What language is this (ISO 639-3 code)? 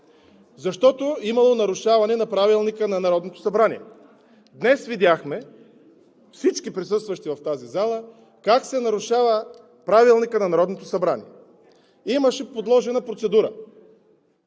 bul